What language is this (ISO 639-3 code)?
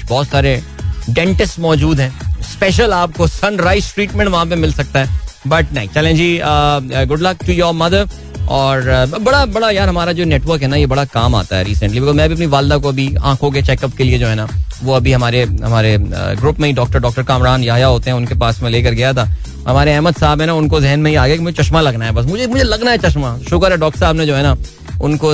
hin